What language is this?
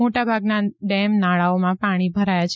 Gujarati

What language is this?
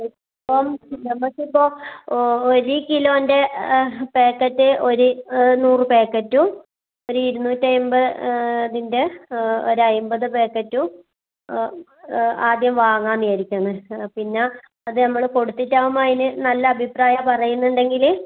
Malayalam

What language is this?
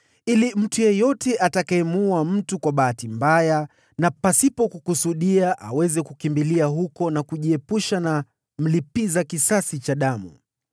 Swahili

